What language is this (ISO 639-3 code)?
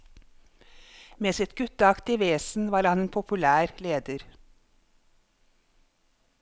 nor